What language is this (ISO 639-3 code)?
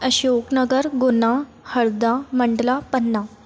snd